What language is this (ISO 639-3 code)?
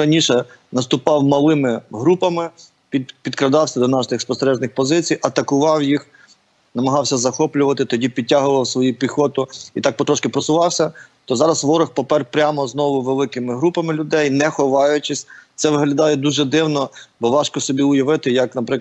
ukr